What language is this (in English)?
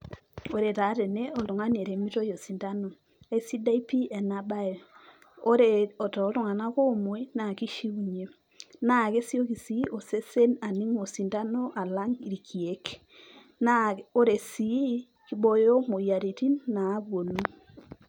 Masai